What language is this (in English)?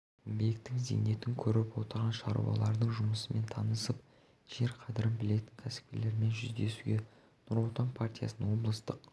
Kazakh